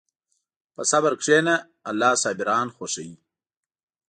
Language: Pashto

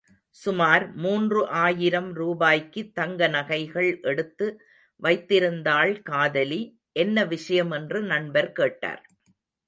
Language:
Tamil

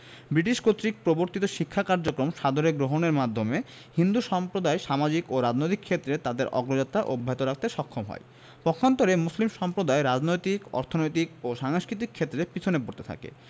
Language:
Bangla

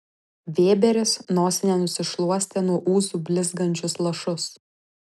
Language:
Lithuanian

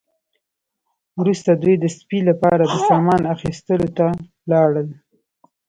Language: Pashto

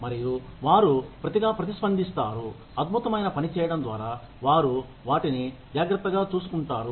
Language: Telugu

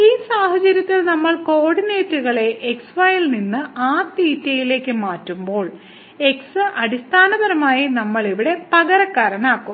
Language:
Malayalam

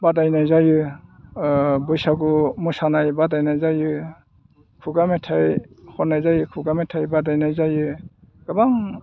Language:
Bodo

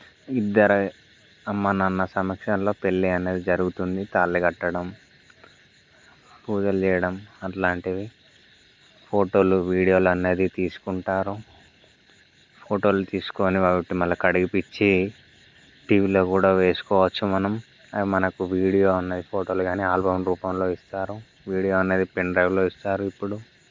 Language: Telugu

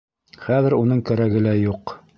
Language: Bashkir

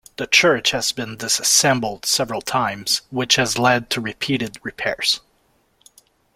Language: English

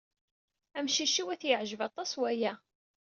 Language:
Kabyle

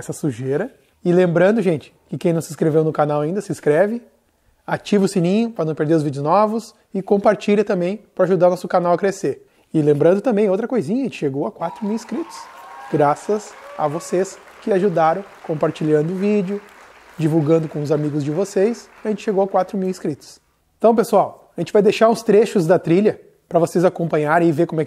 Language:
Portuguese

